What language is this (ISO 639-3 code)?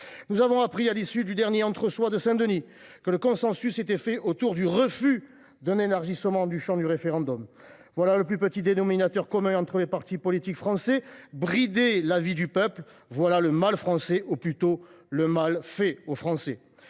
fra